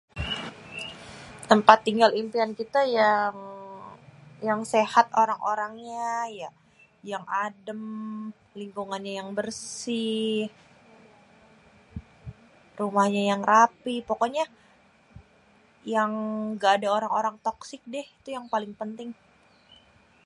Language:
Betawi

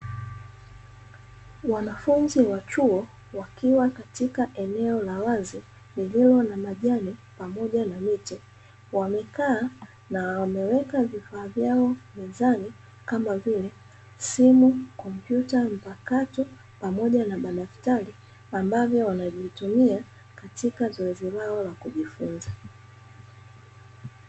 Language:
Swahili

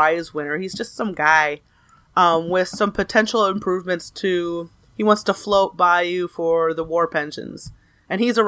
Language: English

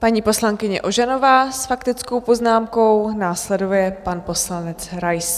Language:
Czech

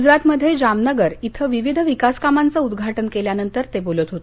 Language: Marathi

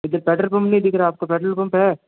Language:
Hindi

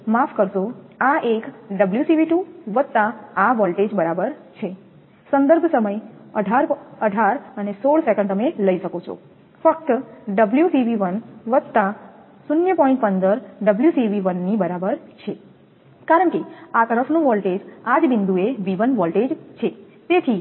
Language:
Gujarati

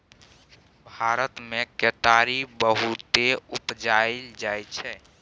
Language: Maithili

